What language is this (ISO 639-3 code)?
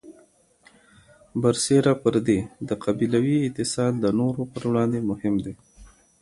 pus